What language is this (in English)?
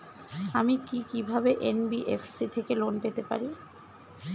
Bangla